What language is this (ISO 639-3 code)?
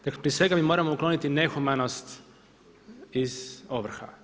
hrv